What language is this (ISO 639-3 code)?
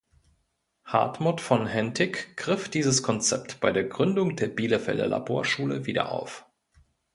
deu